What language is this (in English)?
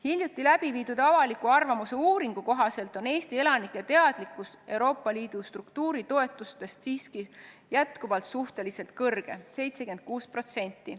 Estonian